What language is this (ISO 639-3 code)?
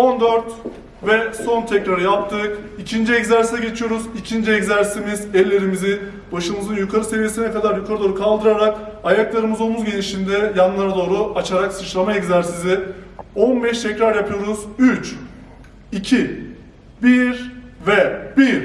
tur